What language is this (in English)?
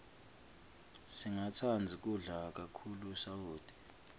Swati